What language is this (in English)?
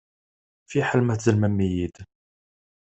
Kabyle